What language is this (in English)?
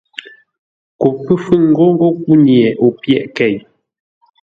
Ngombale